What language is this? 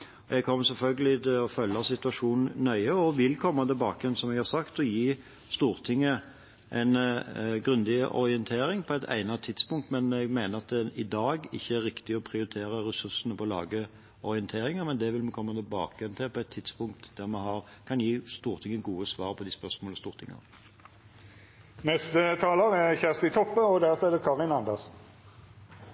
Norwegian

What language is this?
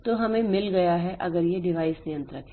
Hindi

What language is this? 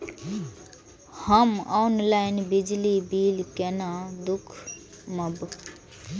Maithili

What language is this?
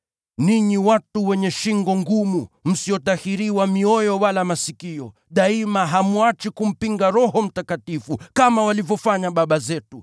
Swahili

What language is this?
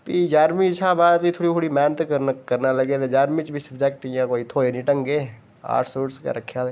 Dogri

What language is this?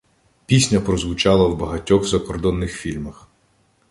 Ukrainian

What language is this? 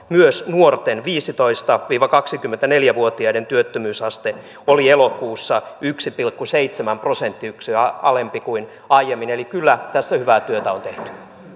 Finnish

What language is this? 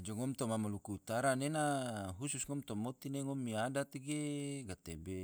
Tidore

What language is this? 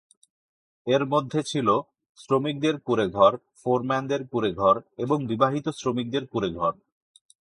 Bangla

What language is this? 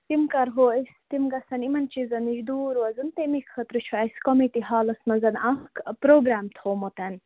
Kashmiri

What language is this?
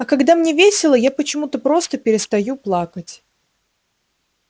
Russian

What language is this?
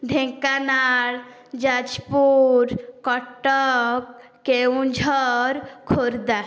Odia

